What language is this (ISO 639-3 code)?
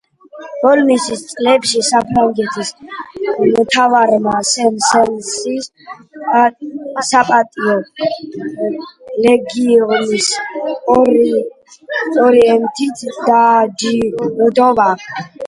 kat